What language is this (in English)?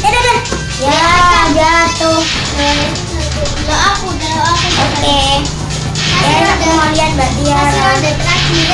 Indonesian